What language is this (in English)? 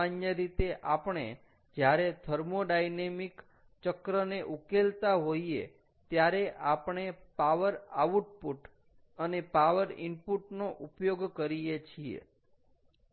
Gujarati